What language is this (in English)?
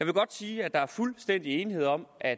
Danish